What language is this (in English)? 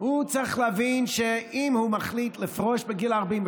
Hebrew